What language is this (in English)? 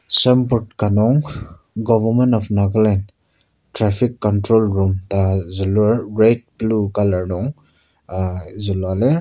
Ao Naga